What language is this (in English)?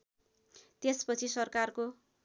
Nepali